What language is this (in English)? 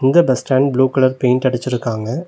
Tamil